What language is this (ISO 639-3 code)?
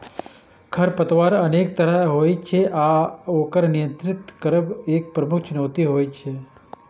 mai